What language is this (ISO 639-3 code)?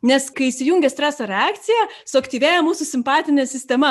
lit